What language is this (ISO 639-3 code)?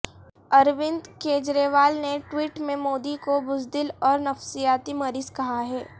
urd